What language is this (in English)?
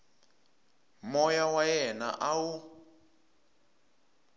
Tsonga